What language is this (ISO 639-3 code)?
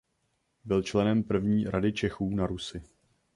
ces